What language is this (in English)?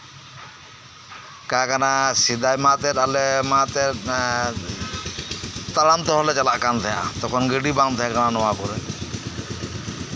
Santali